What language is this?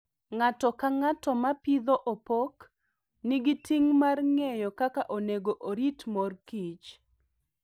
Luo (Kenya and Tanzania)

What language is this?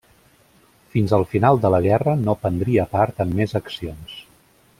Catalan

